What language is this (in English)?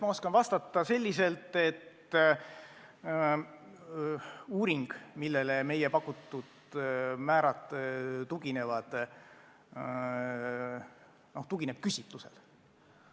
Estonian